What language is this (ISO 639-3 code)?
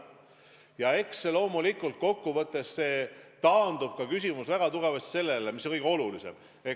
est